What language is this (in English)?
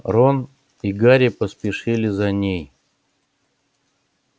Russian